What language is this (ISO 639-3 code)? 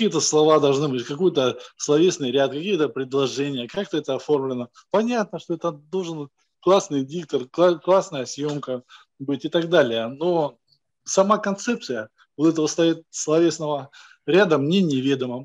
rus